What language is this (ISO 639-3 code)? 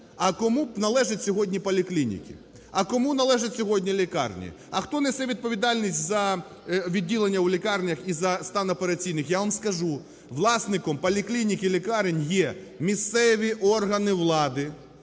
ukr